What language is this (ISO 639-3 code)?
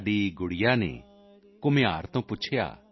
pan